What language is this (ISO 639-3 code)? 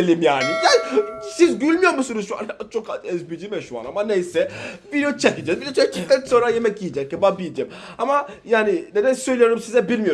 tur